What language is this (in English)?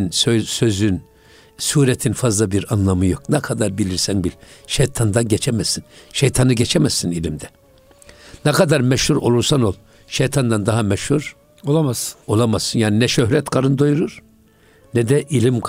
Turkish